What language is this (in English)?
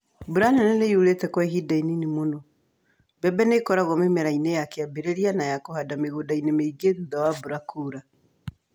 Kikuyu